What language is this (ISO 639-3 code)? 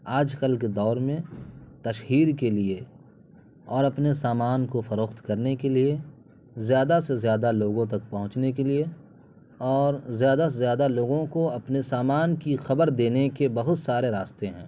urd